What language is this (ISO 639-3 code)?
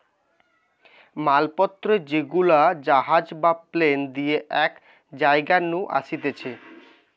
ben